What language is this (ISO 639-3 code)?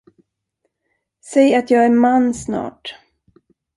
swe